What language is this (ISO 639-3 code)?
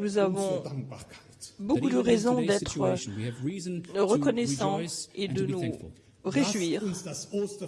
fra